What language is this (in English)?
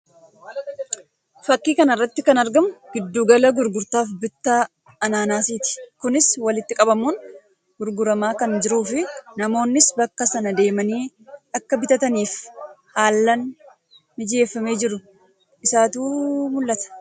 Oromo